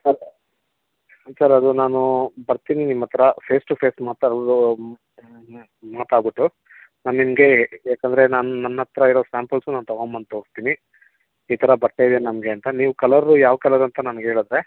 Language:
Kannada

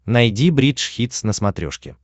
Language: Russian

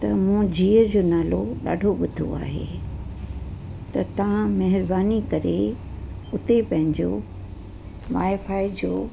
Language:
Sindhi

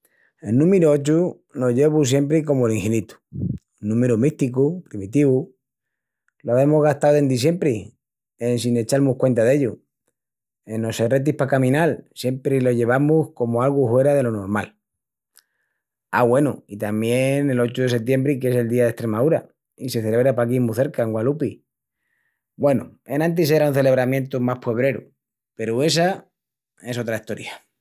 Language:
Extremaduran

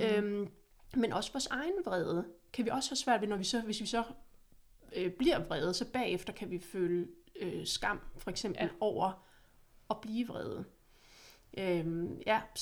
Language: Danish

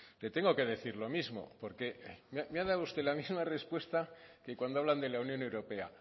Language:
Spanish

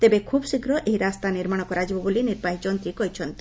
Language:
Odia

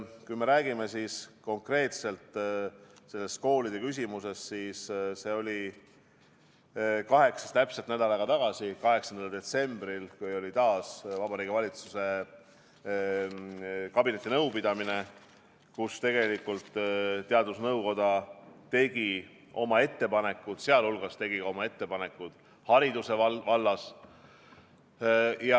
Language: Estonian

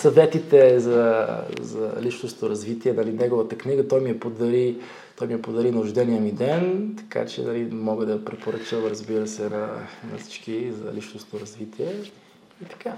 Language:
Bulgarian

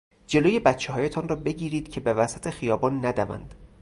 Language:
Persian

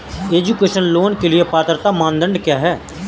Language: Hindi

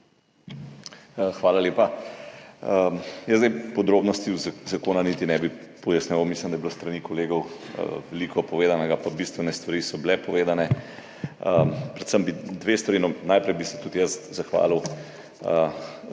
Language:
Slovenian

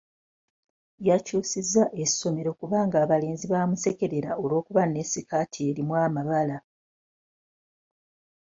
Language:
Ganda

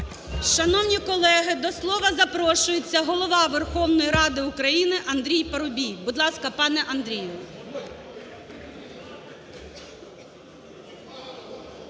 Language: Ukrainian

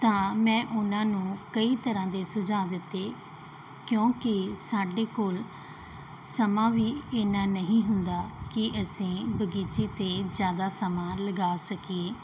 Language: Punjabi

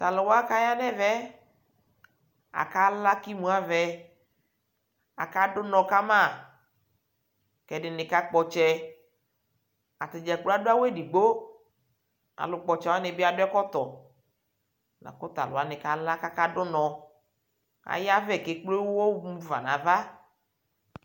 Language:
Ikposo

